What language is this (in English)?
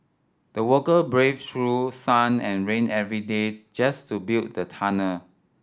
English